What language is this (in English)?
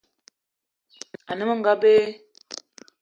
Eton (Cameroon)